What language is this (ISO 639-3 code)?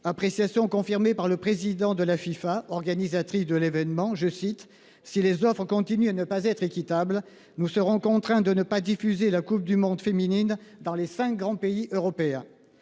fra